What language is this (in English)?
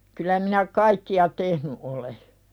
Finnish